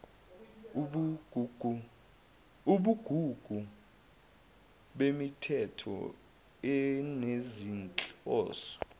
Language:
Zulu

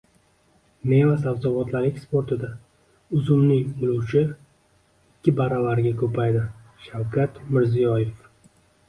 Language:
Uzbek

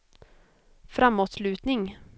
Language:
Swedish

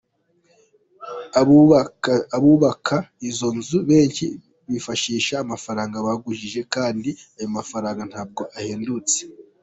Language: Kinyarwanda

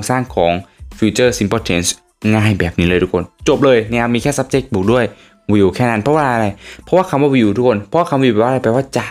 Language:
Thai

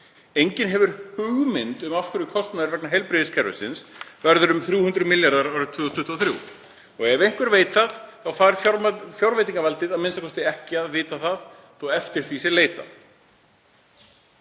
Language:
Icelandic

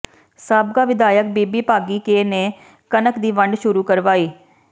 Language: Punjabi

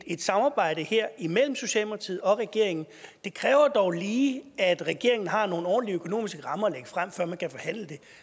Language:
Danish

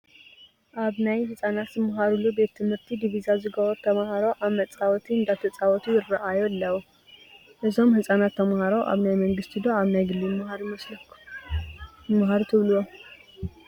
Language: Tigrinya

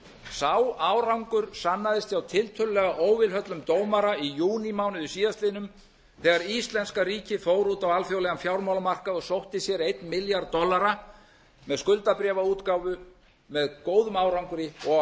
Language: Icelandic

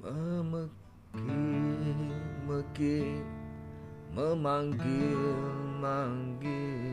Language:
Malay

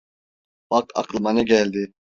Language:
Turkish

